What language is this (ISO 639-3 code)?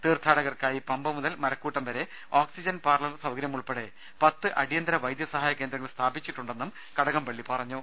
mal